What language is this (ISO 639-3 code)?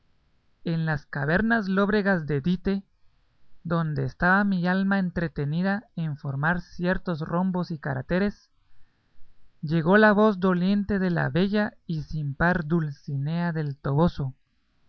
spa